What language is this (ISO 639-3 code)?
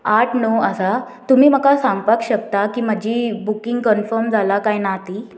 kok